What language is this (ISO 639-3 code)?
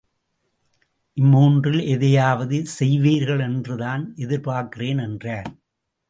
tam